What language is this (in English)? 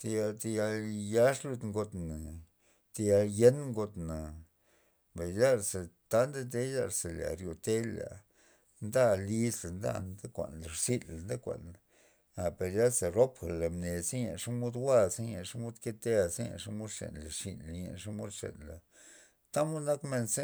Loxicha Zapotec